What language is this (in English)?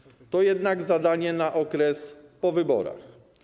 Polish